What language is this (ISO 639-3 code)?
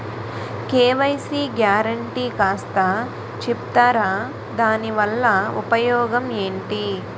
tel